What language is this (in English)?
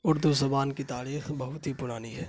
Urdu